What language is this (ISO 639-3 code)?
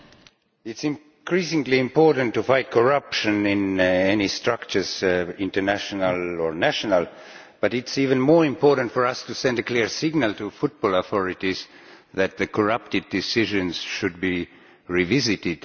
eng